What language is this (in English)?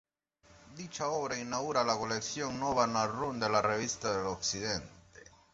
Spanish